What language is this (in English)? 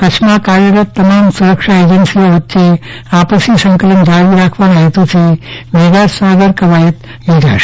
Gujarati